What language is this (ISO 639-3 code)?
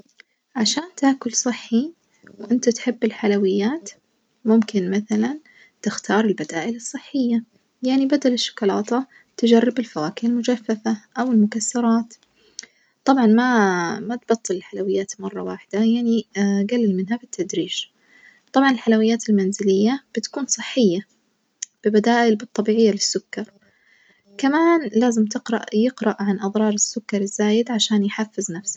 ars